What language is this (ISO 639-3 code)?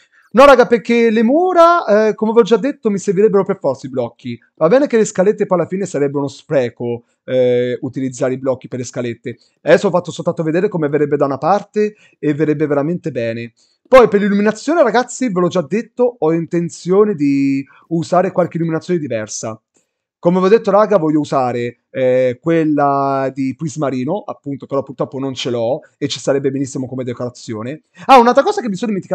ita